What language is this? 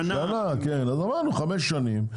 Hebrew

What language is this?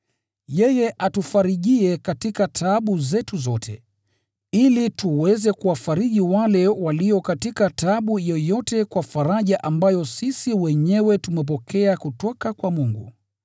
Swahili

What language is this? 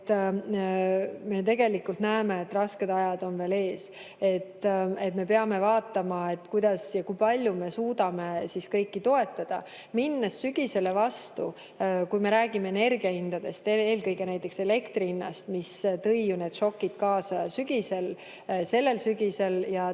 Estonian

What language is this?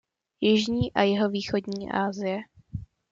Czech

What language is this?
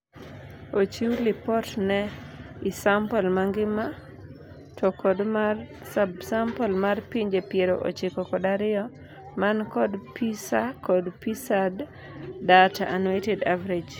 Luo (Kenya and Tanzania)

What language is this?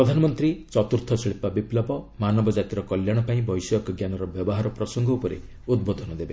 Odia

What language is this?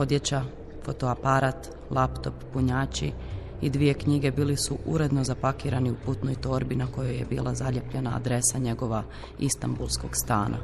Croatian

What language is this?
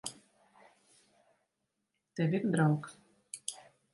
Latvian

